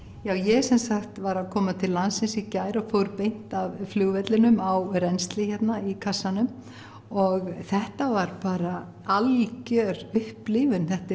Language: Icelandic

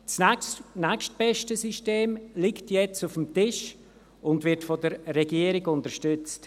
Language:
Swiss German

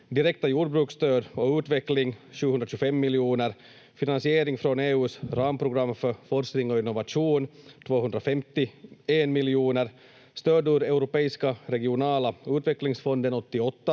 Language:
Finnish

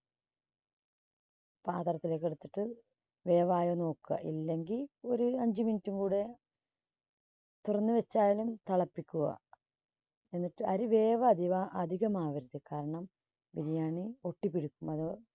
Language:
Malayalam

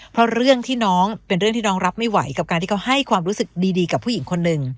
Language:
Thai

